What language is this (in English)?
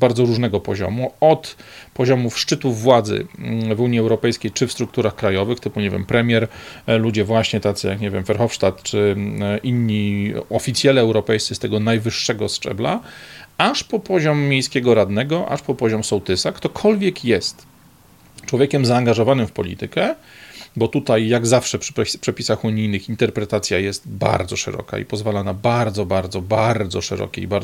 Polish